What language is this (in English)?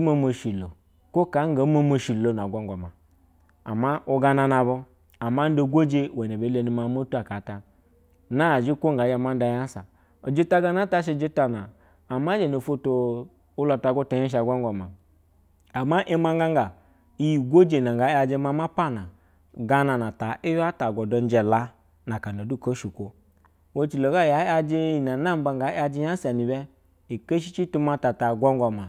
Basa (Nigeria)